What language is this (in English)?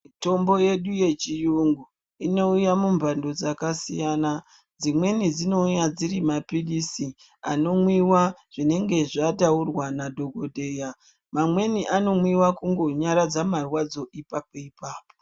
Ndau